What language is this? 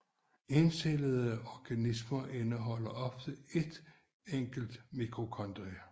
Danish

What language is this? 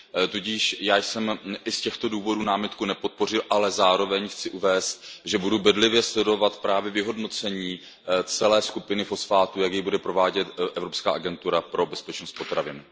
Czech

